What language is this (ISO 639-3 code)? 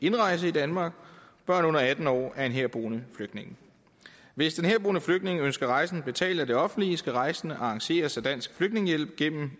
dan